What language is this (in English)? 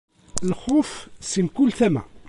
Kabyle